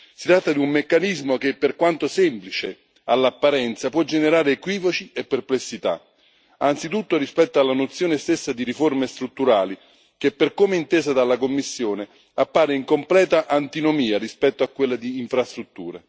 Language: Italian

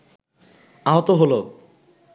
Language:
Bangla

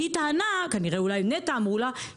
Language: Hebrew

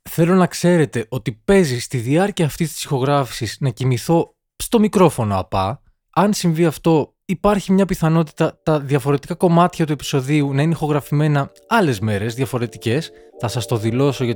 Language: Greek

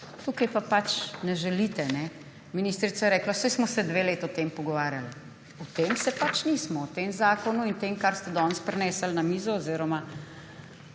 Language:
Slovenian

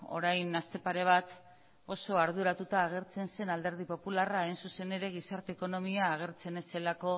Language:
Basque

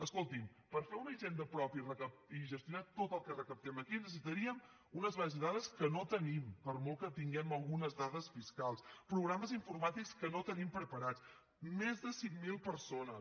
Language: Catalan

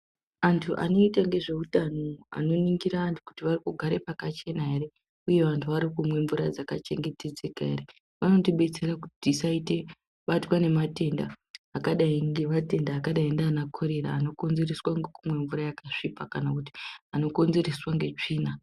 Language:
Ndau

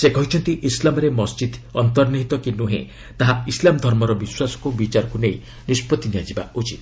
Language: Odia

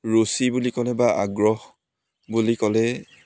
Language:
Assamese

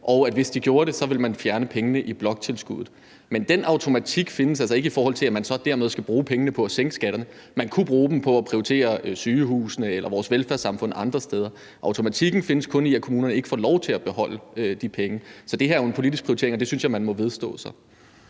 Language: Danish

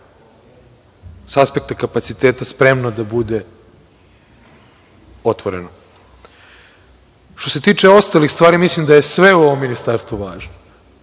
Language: Serbian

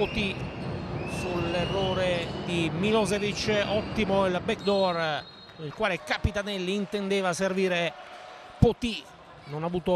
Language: Italian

